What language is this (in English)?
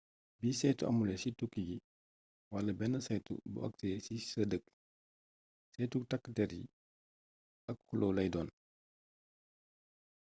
Wolof